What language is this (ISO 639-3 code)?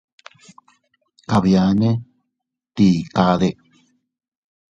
cut